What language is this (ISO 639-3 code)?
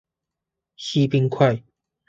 zho